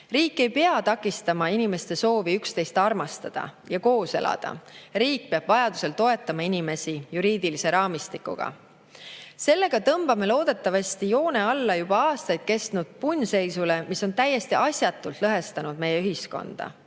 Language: Estonian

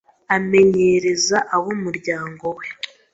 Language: Kinyarwanda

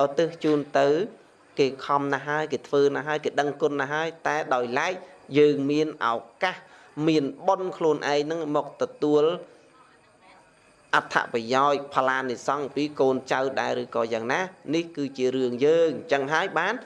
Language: Vietnamese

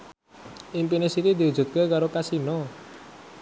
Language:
Javanese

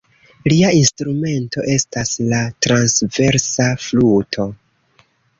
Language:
Esperanto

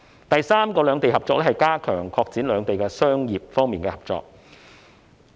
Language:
Cantonese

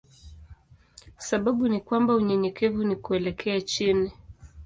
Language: Swahili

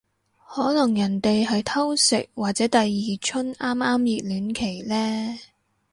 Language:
Cantonese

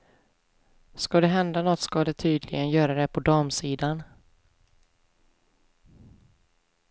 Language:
Swedish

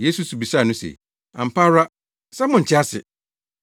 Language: Akan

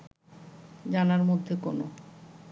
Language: Bangla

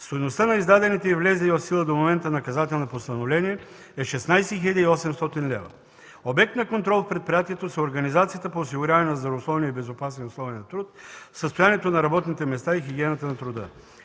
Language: Bulgarian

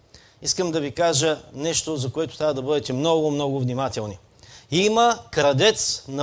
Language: Bulgarian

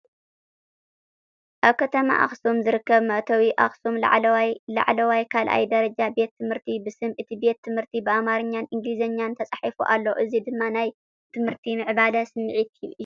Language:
Tigrinya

